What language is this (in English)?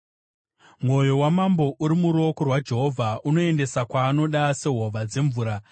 Shona